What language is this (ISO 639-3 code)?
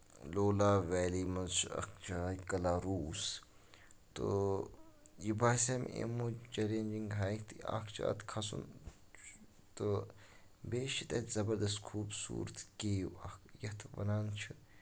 kas